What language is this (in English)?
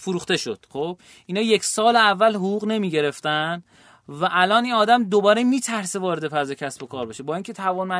Persian